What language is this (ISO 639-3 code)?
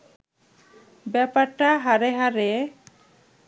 ben